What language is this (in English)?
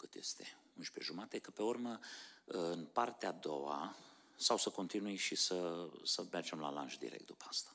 Romanian